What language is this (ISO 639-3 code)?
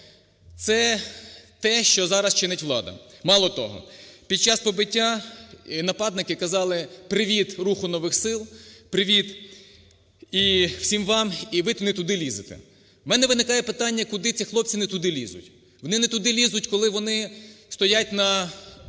ukr